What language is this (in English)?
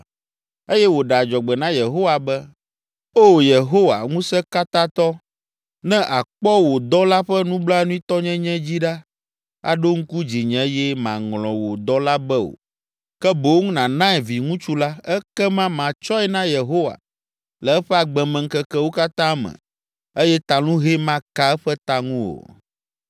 Ewe